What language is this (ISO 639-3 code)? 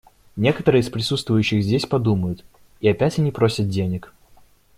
rus